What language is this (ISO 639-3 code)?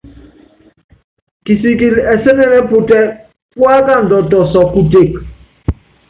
yav